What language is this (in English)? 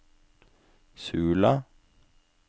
Norwegian